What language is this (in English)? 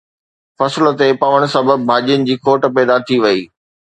Sindhi